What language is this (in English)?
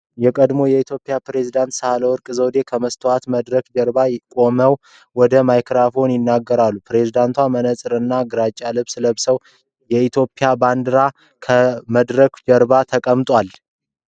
Amharic